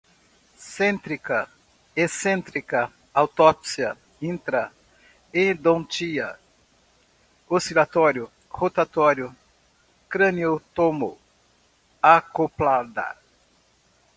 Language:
Portuguese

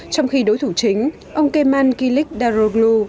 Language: Vietnamese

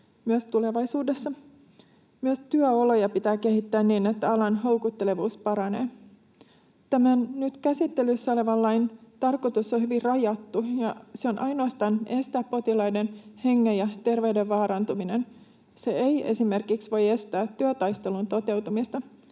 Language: Finnish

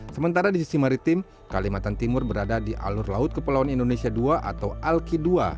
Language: Indonesian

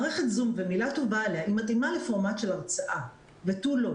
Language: Hebrew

